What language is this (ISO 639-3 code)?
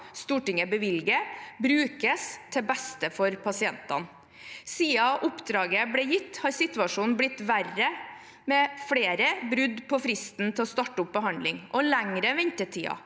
nor